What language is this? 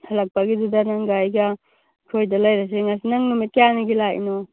Manipuri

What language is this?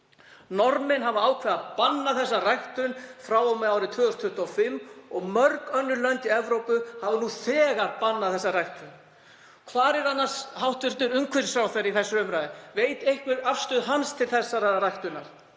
Icelandic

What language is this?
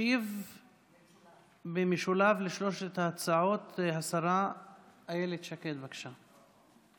Hebrew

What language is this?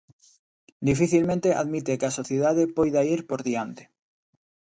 Galician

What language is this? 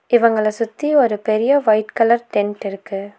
Tamil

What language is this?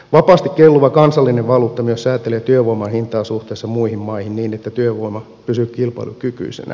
Finnish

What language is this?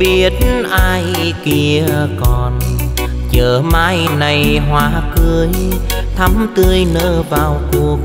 Vietnamese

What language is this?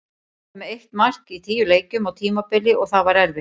Icelandic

